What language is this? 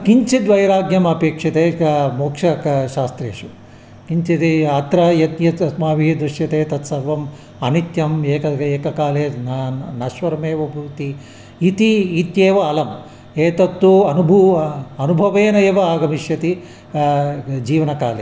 Sanskrit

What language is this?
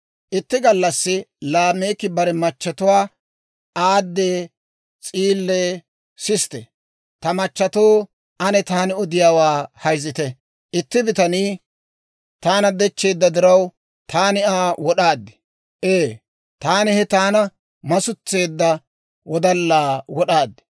Dawro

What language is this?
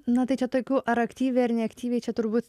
Lithuanian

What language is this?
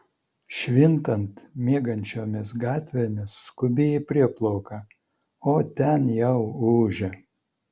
Lithuanian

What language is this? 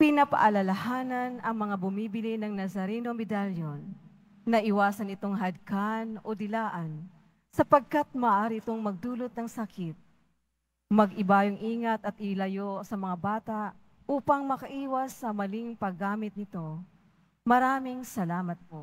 Filipino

